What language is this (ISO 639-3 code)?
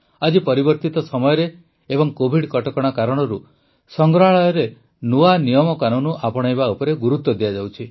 ori